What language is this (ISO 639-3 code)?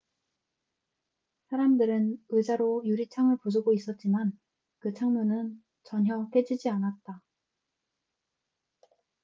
kor